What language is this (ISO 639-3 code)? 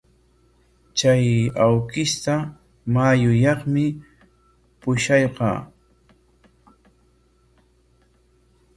qwa